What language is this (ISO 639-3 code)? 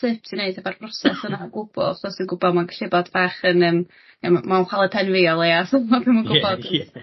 cym